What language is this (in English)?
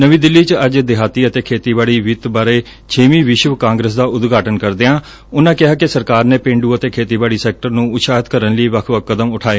Punjabi